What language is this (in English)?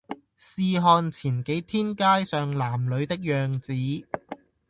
Cantonese